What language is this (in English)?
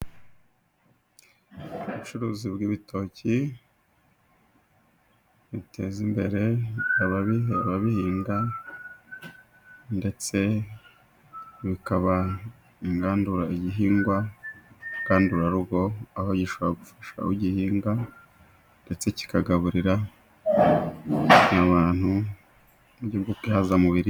Kinyarwanda